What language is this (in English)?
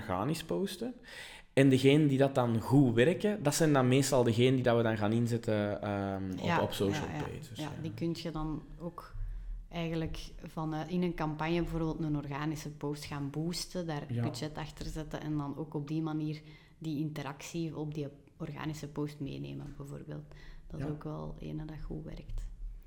Dutch